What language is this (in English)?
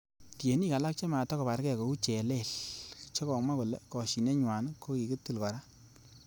Kalenjin